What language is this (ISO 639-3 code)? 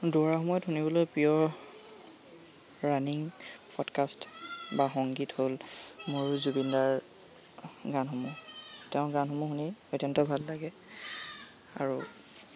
asm